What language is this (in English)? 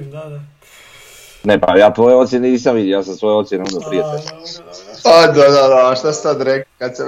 Croatian